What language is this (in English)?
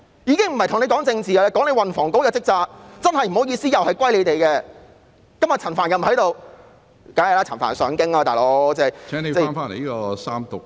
Cantonese